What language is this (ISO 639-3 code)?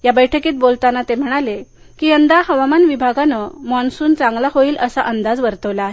mar